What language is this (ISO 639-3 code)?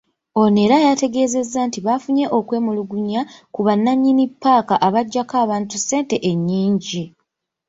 lug